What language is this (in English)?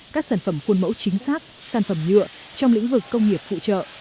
Vietnamese